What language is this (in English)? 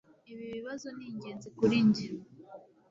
Kinyarwanda